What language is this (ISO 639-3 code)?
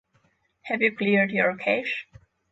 eng